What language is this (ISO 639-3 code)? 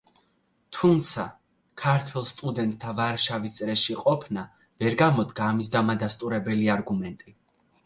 kat